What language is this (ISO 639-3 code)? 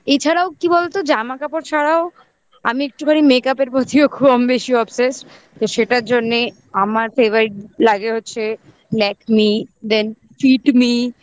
ben